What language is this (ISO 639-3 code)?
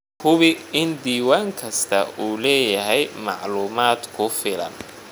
som